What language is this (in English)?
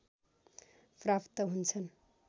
Nepali